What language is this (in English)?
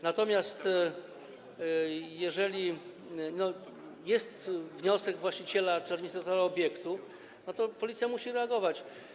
Polish